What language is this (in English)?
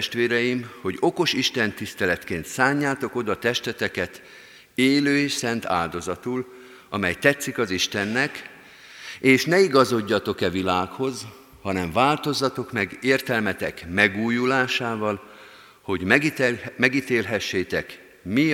Hungarian